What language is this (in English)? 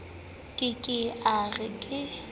Southern Sotho